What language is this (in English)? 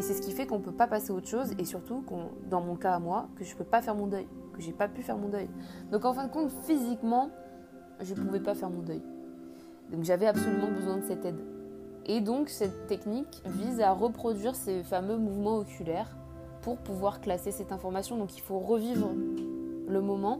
French